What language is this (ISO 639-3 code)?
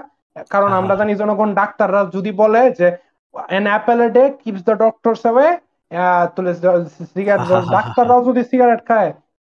ben